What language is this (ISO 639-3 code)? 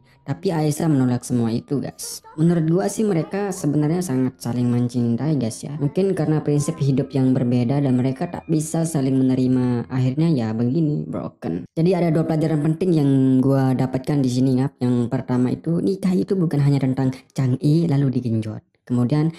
ind